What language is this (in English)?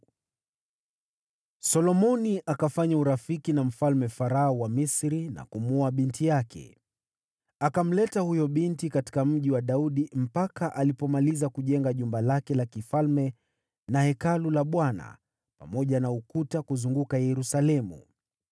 Swahili